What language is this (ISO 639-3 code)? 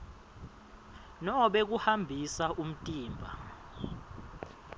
ssw